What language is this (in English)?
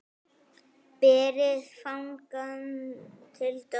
Icelandic